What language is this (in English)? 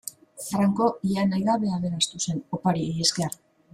Basque